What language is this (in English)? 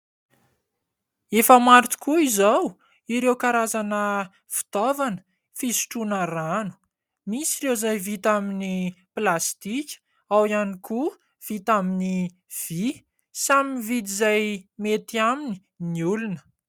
Malagasy